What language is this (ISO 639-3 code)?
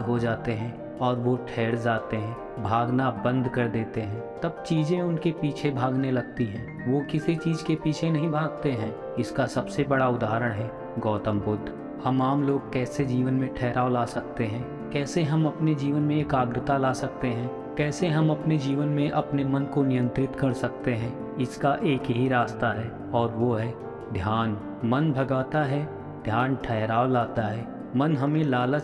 hin